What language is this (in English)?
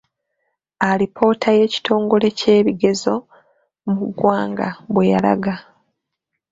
Ganda